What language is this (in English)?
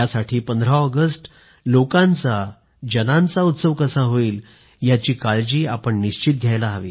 Marathi